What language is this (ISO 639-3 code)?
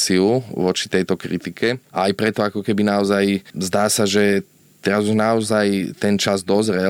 slk